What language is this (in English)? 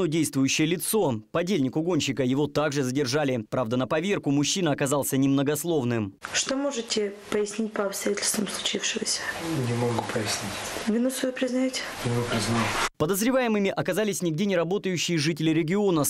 Russian